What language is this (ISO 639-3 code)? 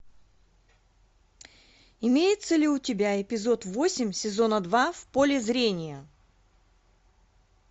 rus